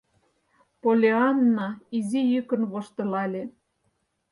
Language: Mari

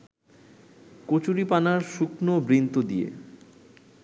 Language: Bangla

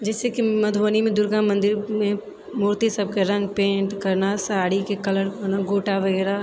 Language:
Maithili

